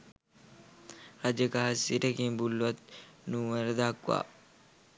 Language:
Sinhala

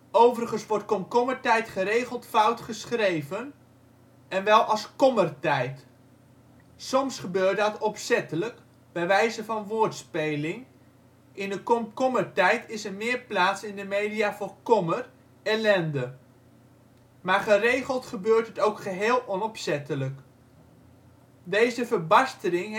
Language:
Dutch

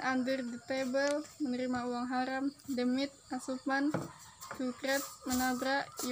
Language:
Dutch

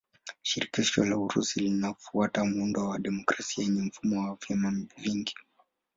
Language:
Swahili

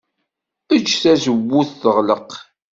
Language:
Kabyle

